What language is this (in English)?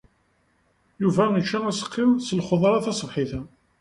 Kabyle